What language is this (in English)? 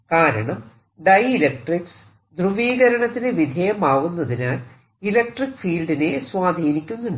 Malayalam